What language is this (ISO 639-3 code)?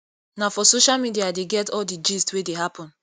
pcm